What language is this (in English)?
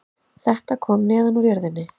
Icelandic